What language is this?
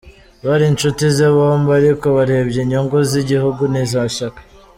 Kinyarwanda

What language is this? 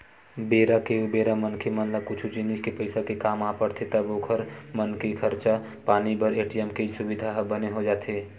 Chhattisgarhi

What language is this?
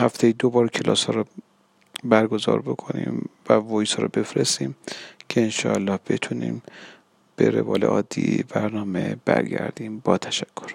Persian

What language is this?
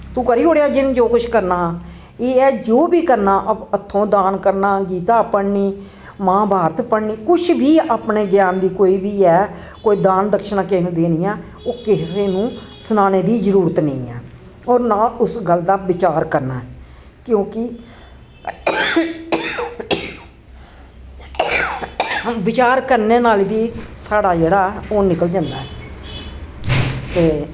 Dogri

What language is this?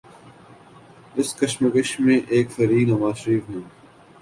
Urdu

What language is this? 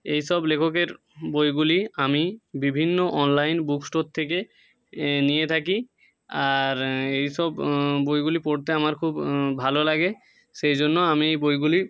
Bangla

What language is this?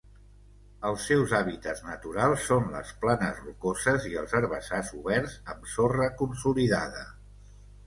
Catalan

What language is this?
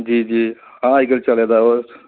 Dogri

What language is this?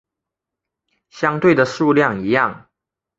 Chinese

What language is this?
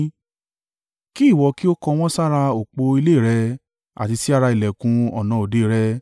Yoruba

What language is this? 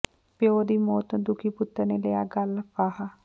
Punjabi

